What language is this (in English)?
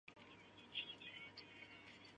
Chinese